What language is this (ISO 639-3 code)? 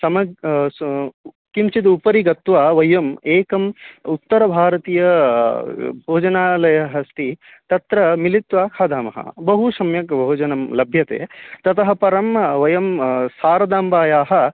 san